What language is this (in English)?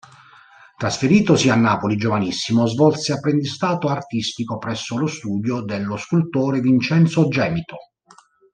Italian